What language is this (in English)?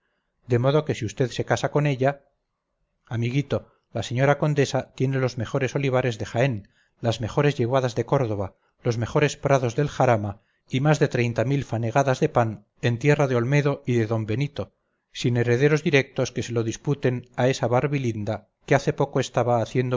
Spanish